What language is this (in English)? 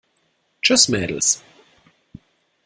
German